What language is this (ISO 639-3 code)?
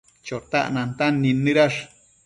mcf